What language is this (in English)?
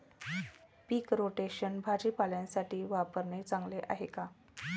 Marathi